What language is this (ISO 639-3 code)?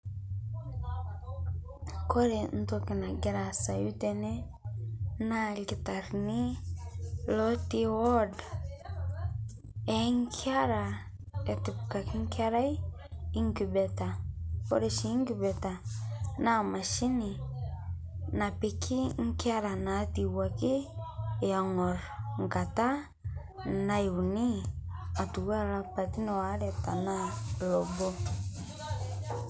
mas